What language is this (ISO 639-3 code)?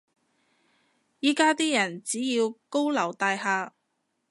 yue